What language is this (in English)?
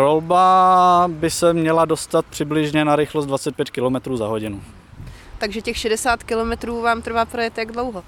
Czech